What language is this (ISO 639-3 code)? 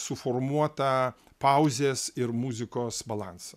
lit